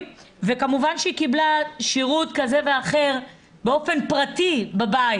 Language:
Hebrew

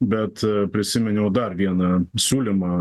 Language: Lithuanian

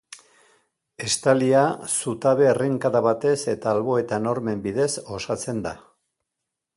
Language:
Basque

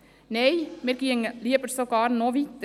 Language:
Swiss German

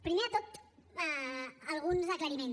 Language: Catalan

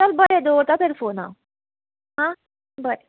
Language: Konkani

